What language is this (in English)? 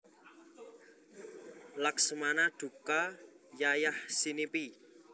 Javanese